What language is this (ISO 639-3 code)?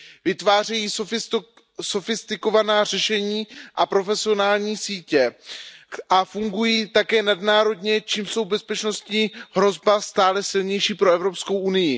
ces